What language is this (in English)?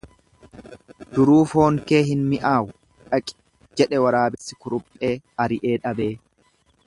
Oromo